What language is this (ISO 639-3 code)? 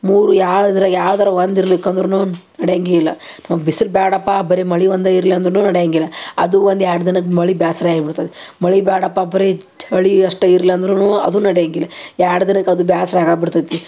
kan